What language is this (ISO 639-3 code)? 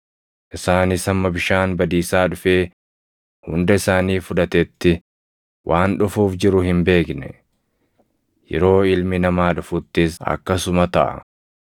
orm